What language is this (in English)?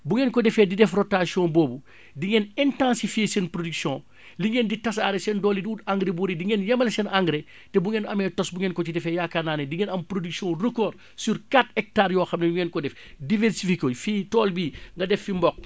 Wolof